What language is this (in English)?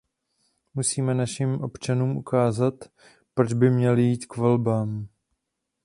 Czech